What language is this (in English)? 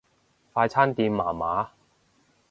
Cantonese